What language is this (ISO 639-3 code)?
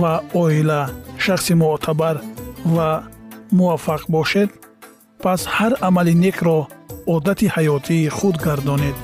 fas